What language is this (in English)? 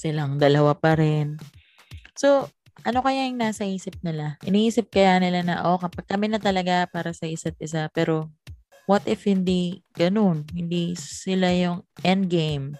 Filipino